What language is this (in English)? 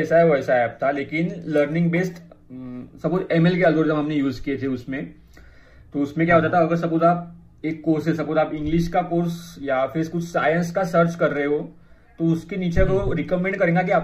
Hindi